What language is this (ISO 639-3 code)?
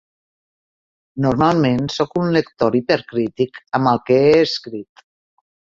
cat